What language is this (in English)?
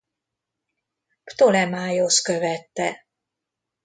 Hungarian